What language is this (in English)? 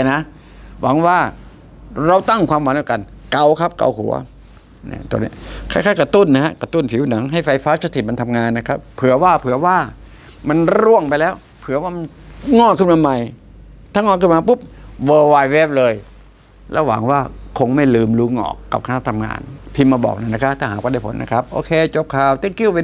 Thai